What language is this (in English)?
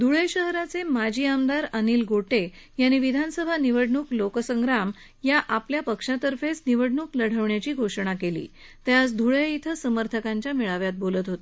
Marathi